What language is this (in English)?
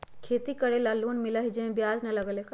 Magahi